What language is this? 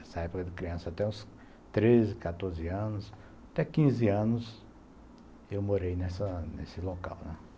Portuguese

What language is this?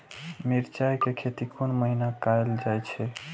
Maithili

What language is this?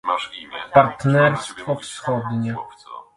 Polish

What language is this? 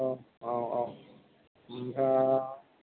Bodo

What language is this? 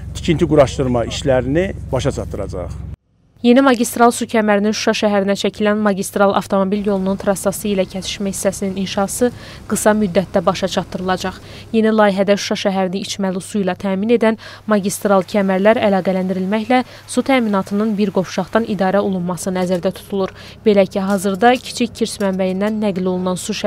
Turkish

